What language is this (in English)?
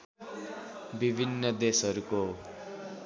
Nepali